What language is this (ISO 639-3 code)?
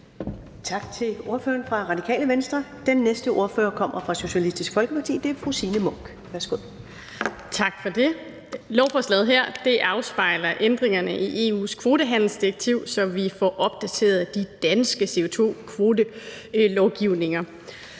dan